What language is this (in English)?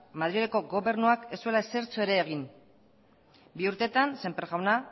Basque